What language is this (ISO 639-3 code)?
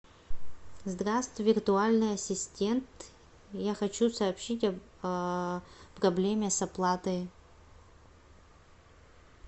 rus